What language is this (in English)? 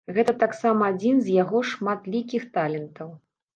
Belarusian